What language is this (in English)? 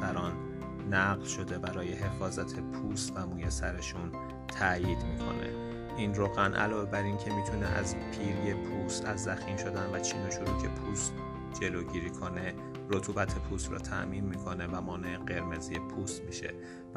Persian